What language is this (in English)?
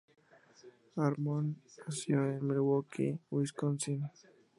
Spanish